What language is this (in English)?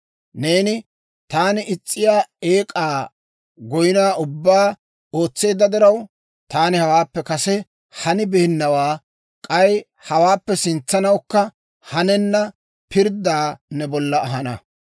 Dawro